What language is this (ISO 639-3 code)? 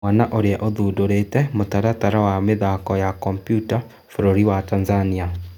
kik